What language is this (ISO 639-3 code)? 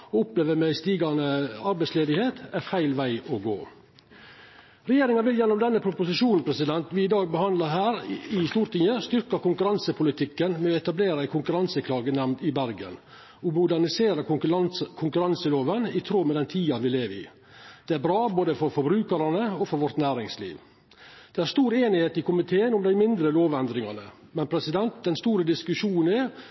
nno